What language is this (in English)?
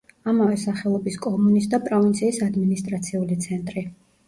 Georgian